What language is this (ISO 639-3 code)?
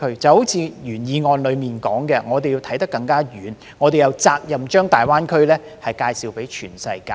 yue